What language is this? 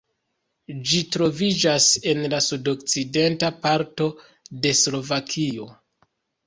Esperanto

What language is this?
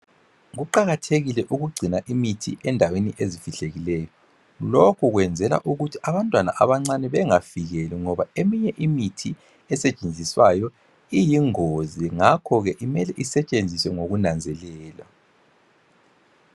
North Ndebele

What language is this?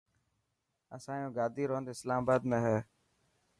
Dhatki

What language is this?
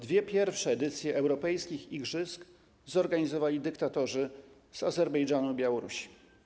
Polish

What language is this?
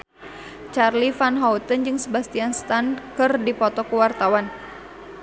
Sundanese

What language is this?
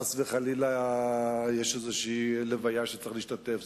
Hebrew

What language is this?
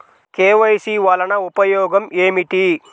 Telugu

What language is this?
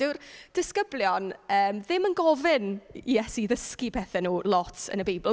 Welsh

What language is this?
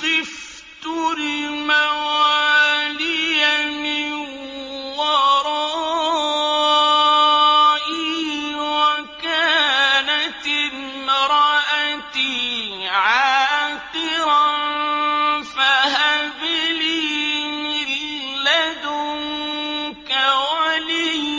Arabic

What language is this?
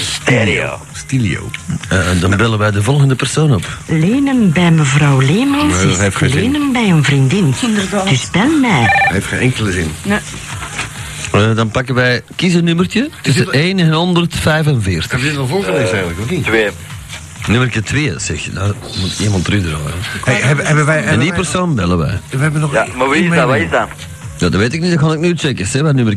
Dutch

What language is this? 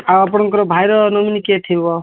Odia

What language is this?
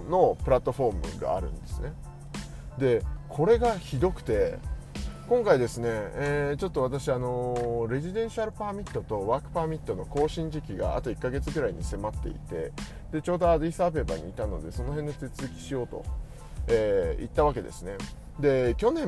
Japanese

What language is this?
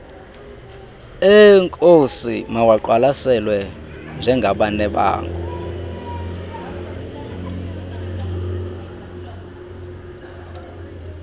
Xhosa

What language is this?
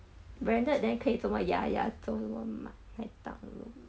English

